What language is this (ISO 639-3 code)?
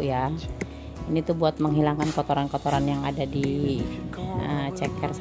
ind